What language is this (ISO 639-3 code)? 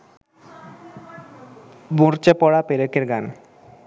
ben